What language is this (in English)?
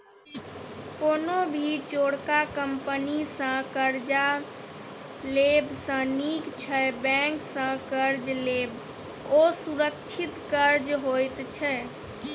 Maithili